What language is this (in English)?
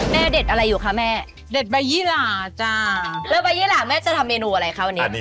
Thai